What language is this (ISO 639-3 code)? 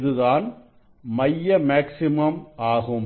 tam